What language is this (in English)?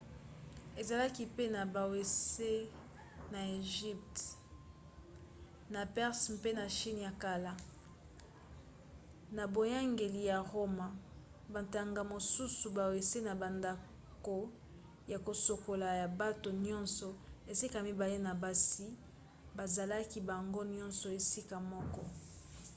Lingala